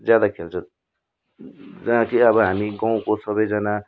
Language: Nepali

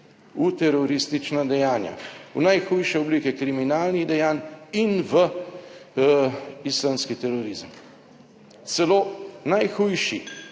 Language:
Slovenian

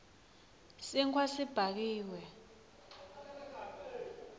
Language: Swati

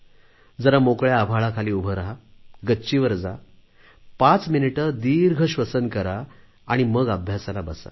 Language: Marathi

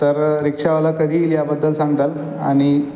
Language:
Marathi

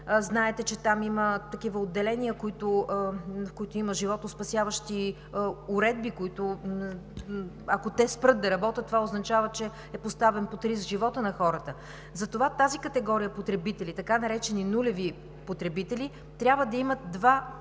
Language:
Bulgarian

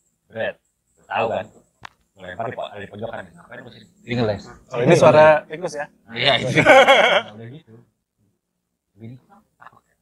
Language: Indonesian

